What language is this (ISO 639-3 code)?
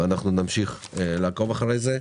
heb